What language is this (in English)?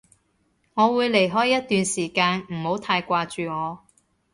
Cantonese